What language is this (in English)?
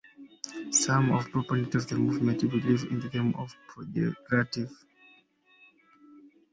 English